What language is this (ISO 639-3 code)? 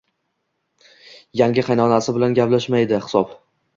uzb